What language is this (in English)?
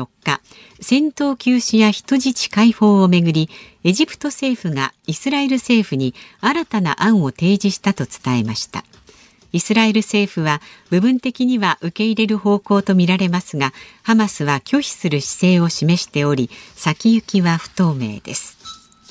Japanese